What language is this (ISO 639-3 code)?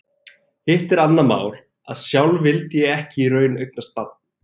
isl